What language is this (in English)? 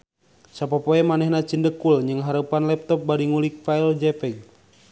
Sundanese